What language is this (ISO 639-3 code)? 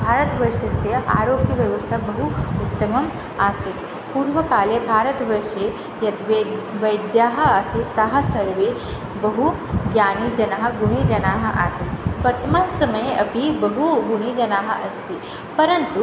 san